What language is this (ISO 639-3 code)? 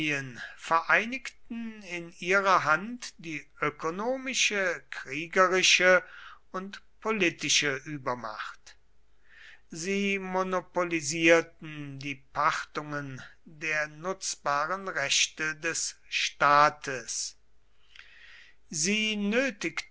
deu